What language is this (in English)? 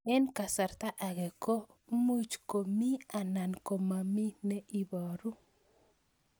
Kalenjin